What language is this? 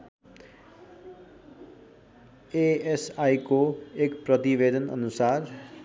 Nepali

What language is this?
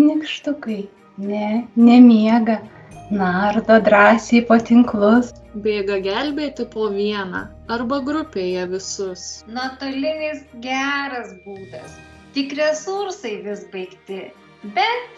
Lithuanian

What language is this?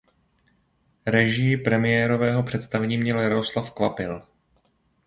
Czech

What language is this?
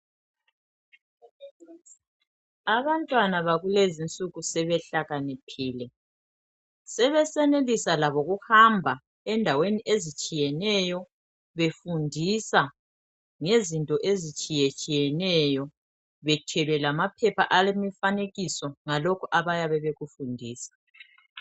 North Ndebele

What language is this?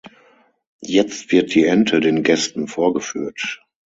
German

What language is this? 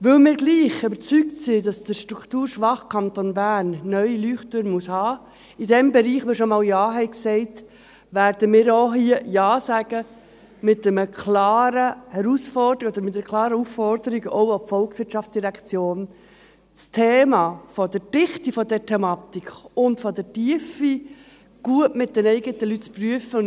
Swiss German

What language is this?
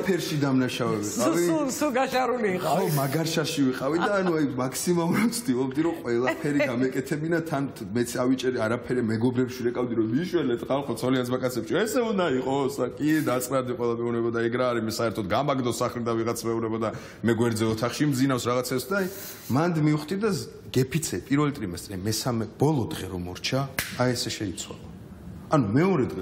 Romanian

